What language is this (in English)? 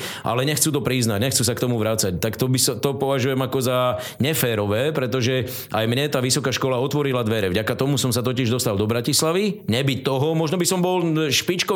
Slovak